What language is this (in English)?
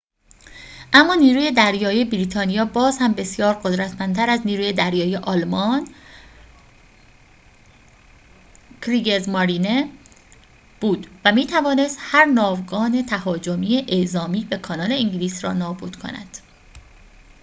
Persian